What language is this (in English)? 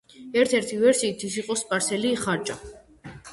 Georgian